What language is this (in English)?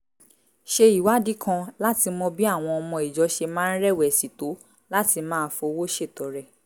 Yoruba